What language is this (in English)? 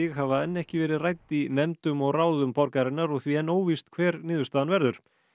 Icelandic